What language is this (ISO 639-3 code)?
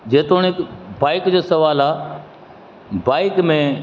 snd